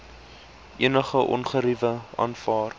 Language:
Afrikaans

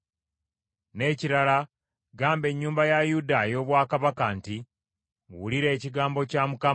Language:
Ganda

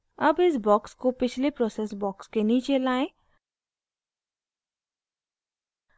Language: Hindi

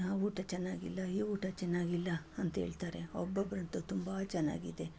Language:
Kannada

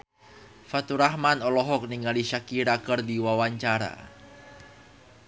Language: Sundanese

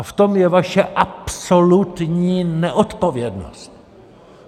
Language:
Czech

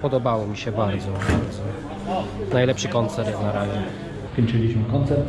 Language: Polish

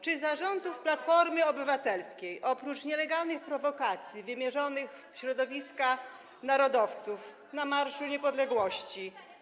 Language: Polish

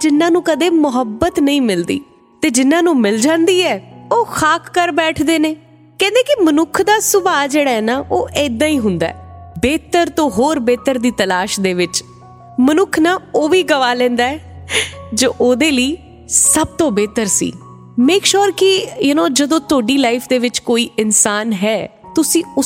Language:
Hindi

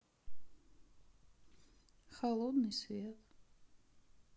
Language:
Russian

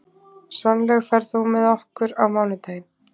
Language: Icelandic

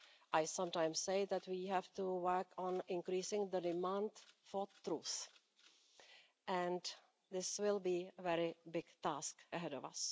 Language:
English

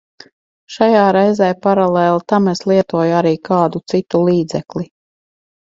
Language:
Latvian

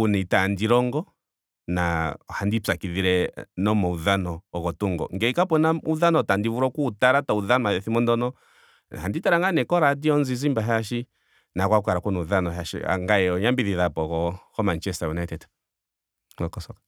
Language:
Ndonga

